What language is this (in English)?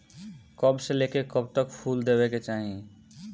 Bhojpuri